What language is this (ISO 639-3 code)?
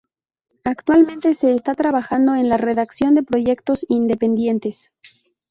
spa